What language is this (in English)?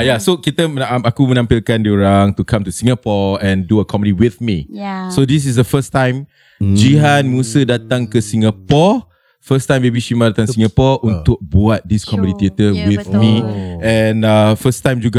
Malay